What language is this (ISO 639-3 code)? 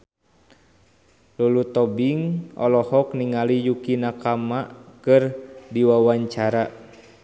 sun